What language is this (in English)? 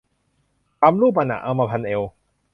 Thai